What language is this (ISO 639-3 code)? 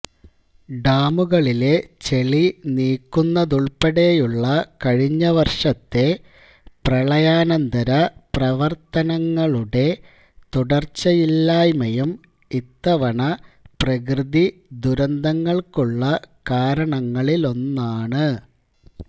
mal